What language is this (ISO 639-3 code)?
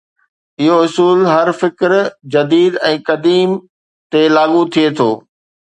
snd